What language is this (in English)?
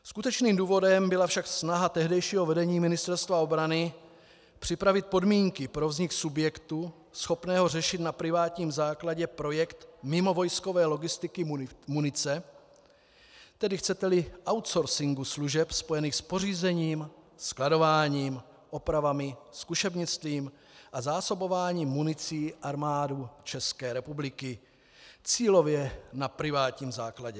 Czech